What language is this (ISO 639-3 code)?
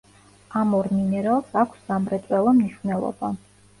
kat